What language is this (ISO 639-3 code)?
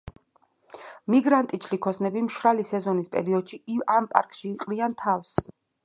kat